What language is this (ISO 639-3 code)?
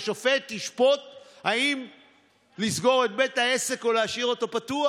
heb